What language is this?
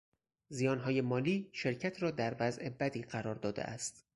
Persian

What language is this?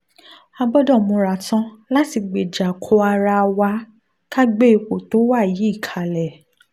Yoruba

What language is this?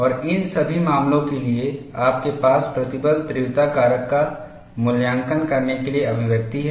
Hindi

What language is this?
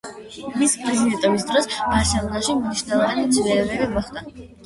Georgian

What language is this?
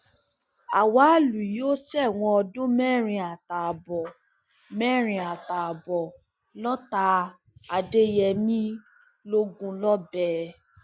Yoruba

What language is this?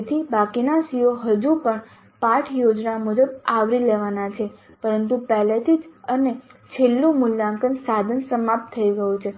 Gujarati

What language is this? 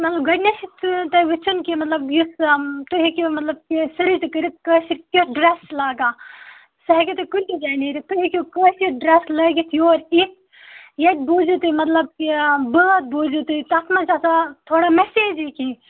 Kashmiri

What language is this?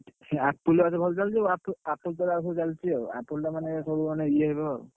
Odia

